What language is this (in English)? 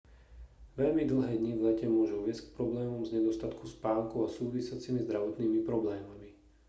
Slovak